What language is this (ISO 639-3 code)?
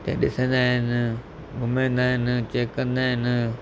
snd